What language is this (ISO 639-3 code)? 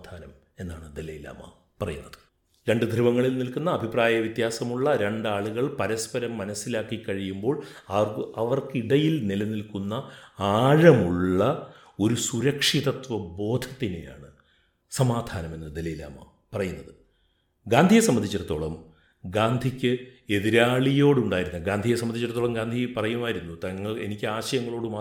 mal